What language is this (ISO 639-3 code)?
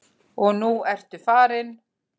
isl